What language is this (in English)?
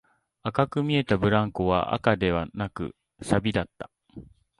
Japanese